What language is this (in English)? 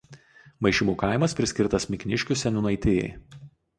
Lithuanian